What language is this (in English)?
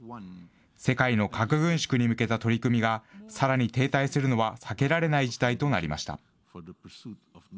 Japanese